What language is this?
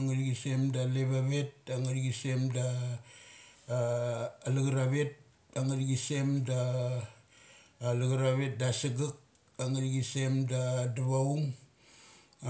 Mali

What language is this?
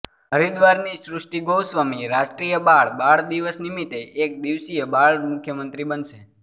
Gujarati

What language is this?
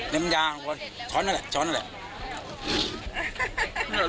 Thai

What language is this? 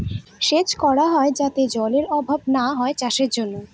Bangla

